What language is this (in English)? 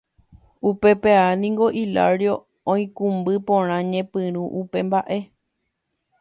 Guarani